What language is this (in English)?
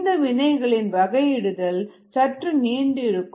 Tamil